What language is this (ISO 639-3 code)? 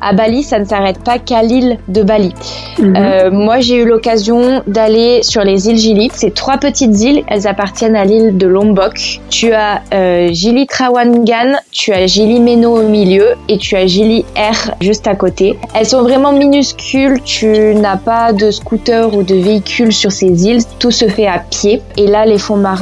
fra